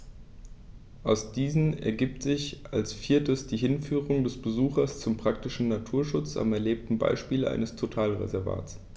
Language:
German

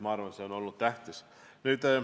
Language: Estonian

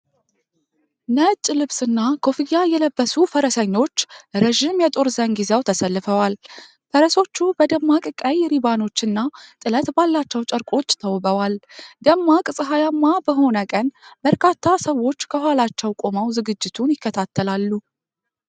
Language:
Amharic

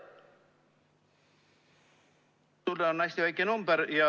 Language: Estonian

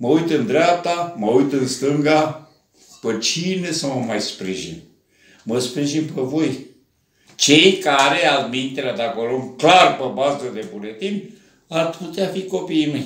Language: Romanian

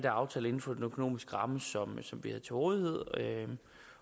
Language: Danish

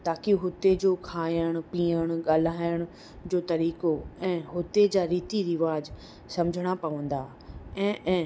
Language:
Sindhi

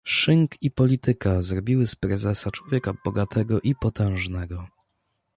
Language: Polish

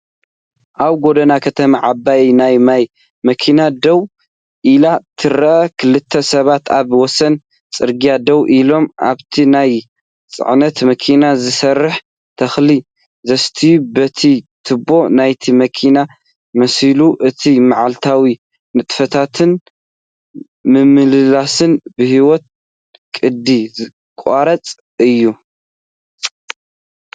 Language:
Tigrinya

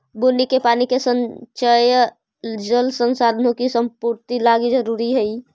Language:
Magahi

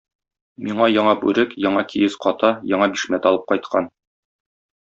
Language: Tatar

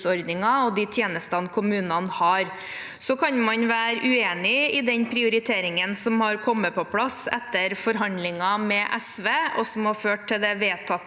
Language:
Norwegian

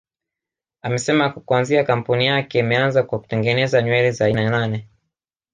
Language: Swahili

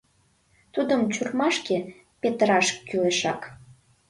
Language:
Mari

